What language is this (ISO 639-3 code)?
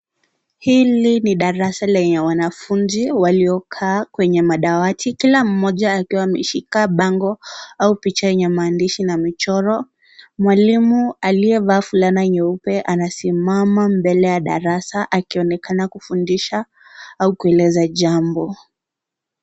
swa